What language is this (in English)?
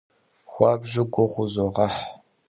Kabardian